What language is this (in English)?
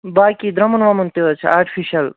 Kashmiri